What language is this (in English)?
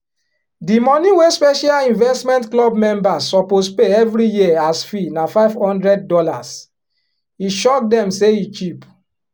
Nigerian Pidgin